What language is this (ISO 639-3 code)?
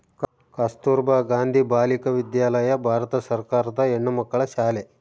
kan